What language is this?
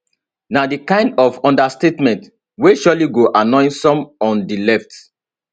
Nigerian Pidgin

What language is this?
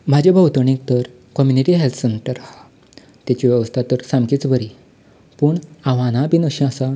Konkani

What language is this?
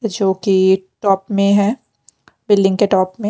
Hindi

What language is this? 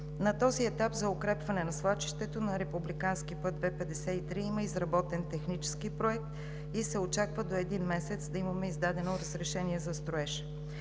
Bulgarian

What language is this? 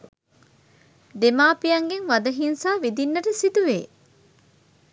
Sinhala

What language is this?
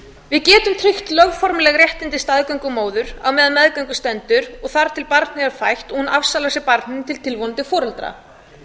Icelandic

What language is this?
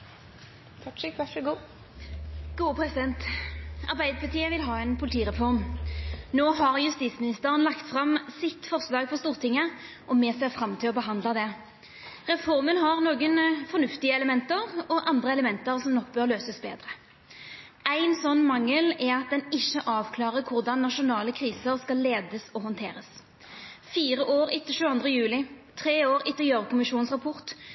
Norwegian Nynorsk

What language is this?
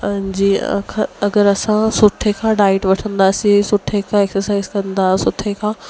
Sindhi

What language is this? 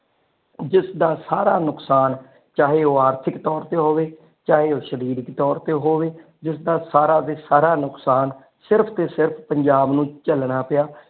Punjabi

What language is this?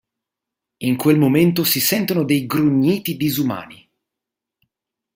Italian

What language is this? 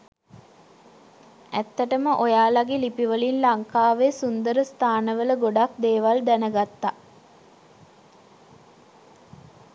Sinhala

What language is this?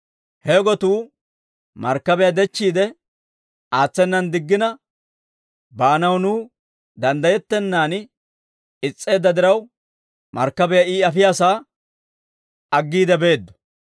Dawro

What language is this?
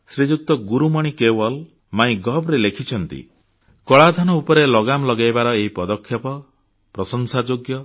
Odia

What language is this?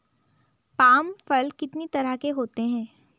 Hindi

